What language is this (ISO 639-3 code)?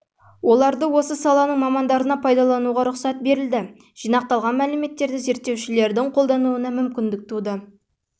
kaz